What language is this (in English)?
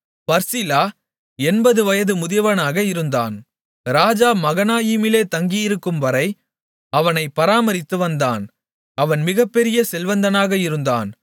Tamil